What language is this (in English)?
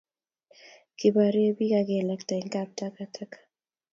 Kalenjin